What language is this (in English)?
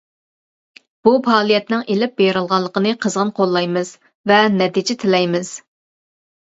Uyghur